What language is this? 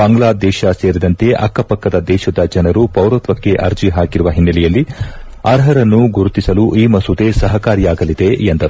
Kannada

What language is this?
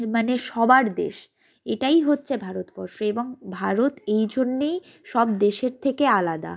Bangla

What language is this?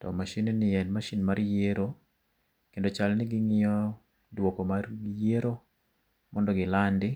Luo (Kenya and Tanzania)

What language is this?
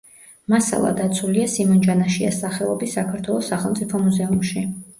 Georgian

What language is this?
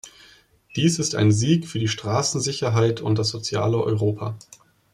German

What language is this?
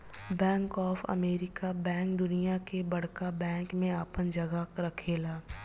Bhojpuri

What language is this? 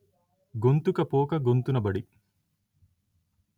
Telugu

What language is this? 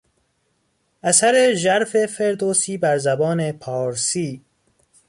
Persian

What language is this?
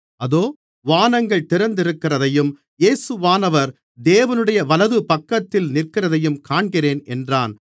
Tamil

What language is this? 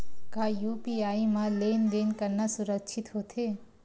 Chhattisgarhi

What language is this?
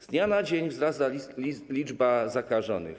Polish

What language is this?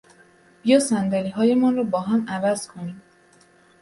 Persian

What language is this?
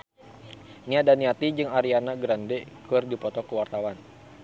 Sundanese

